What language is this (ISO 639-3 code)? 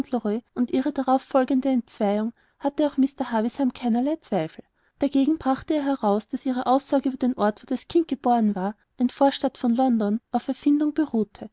deu